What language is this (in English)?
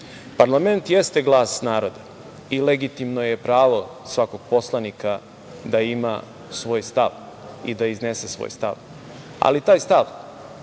Serbian